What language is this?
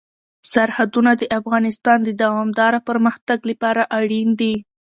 Pashto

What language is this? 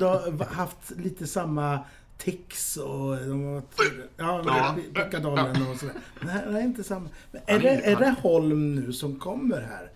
Swedish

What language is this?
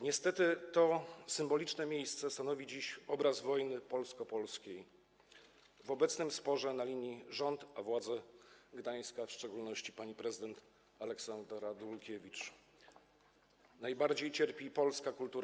Polish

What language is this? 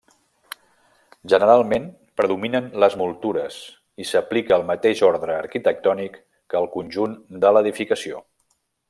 Catalan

